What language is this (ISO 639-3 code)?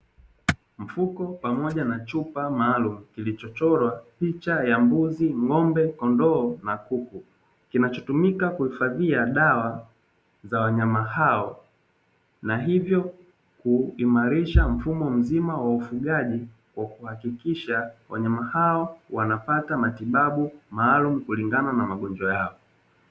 swa